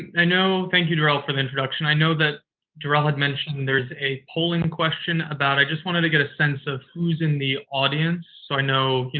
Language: English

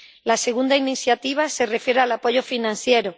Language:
Spanish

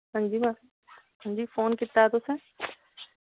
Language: Dogri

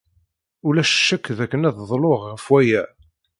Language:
Kabyle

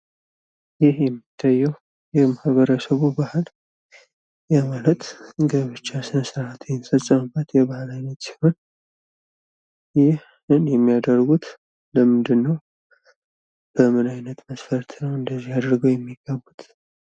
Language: Amharic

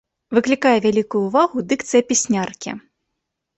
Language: Belarusian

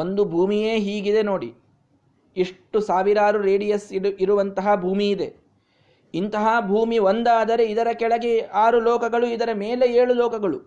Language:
Kannada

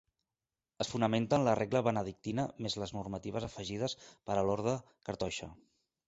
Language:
Catalan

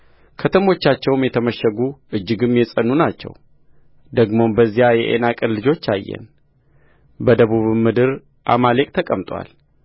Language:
Amharic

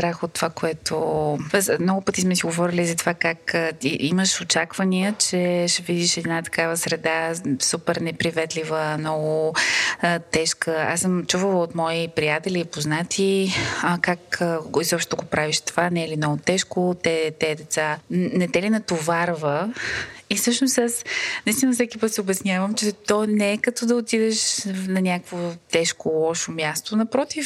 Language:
Bulgarian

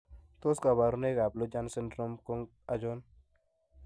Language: Kalenjin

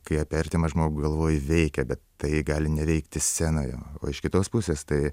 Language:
Lithuanian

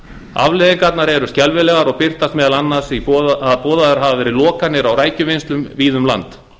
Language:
Icelandic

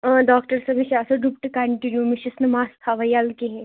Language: Kashmiri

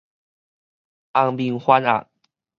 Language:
Min Nan Chinese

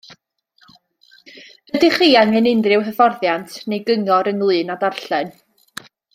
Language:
Welsh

